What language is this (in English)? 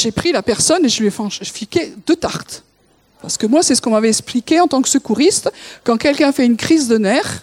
French